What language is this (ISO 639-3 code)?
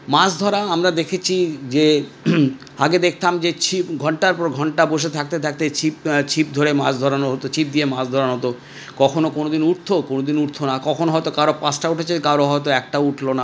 ben